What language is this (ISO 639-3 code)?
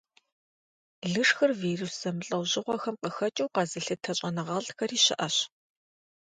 kbd